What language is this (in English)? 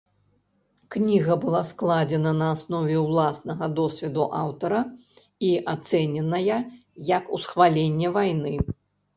Belarusian